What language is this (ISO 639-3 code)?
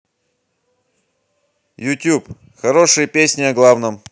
rus